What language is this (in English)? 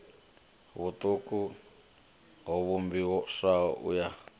Venda